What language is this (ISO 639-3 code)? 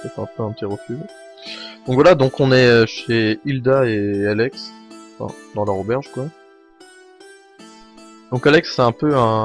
fra